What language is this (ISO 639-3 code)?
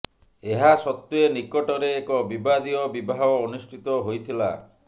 ori